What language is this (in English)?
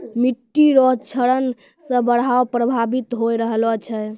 Maithili